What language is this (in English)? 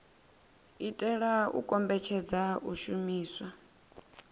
Venda